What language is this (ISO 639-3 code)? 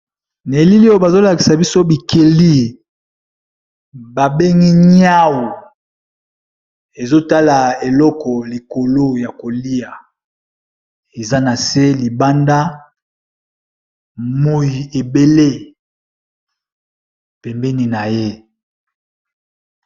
lin